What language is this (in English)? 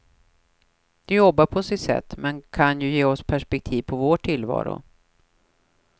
Swedish